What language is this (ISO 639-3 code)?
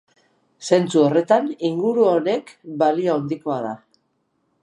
eus